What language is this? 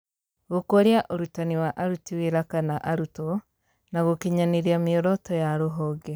Kikuyu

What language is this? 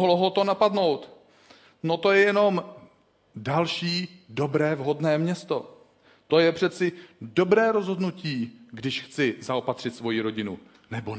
Czech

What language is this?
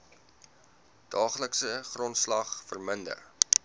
Afrikaans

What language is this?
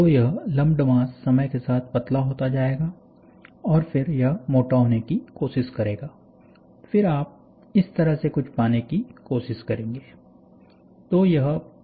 Hindi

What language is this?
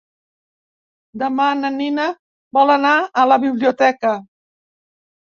Catalan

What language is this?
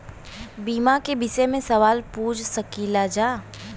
Bhojpuri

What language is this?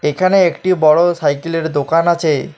Bangla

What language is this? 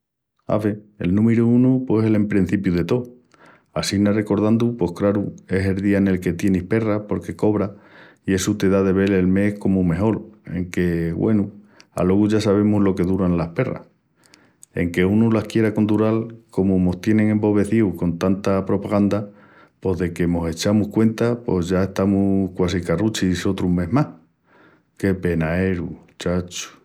Extremaduran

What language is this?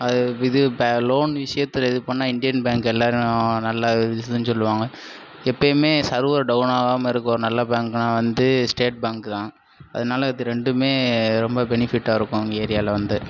Tamil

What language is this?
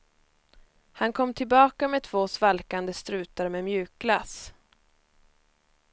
Swedish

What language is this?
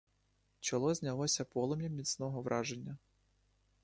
Ukrainian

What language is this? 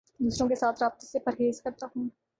Urdu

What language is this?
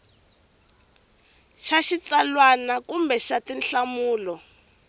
Tsonga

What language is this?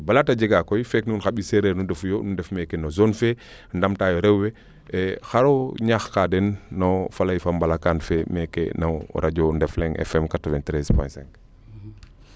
Serer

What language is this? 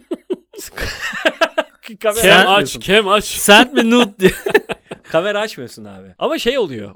Turkish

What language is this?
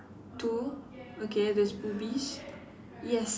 English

